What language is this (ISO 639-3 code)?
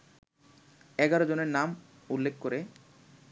ben